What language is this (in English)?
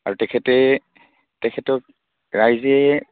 Assamese